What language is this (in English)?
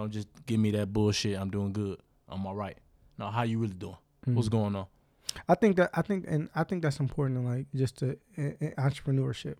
English